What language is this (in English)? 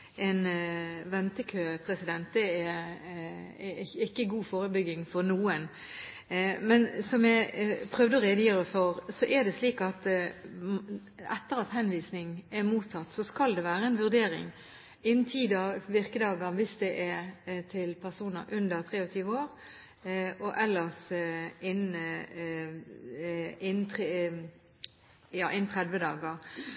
Norwegian Bokmål